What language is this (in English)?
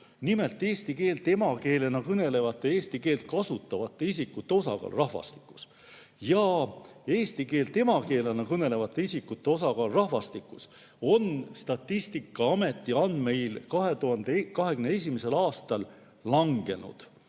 Estonian